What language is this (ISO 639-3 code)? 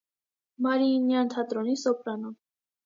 hye